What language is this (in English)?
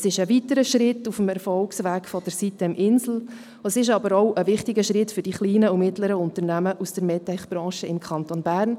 Swiss German